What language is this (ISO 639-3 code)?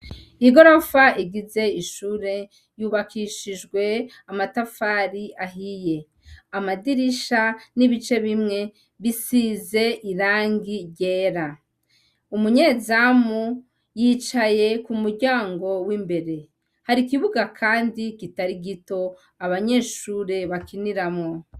run